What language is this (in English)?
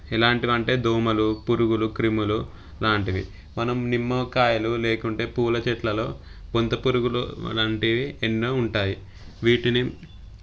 Telugu